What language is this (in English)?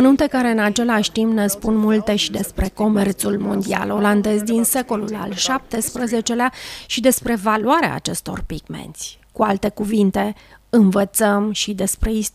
Romanian